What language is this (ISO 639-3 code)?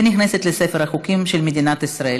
heb